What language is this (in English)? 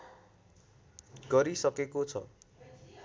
Nepali